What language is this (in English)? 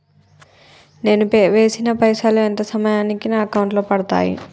Telugu